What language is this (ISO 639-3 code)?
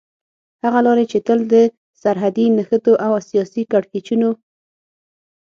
pus